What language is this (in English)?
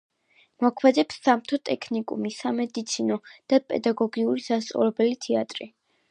Georgian